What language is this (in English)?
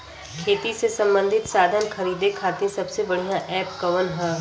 Bhojpuri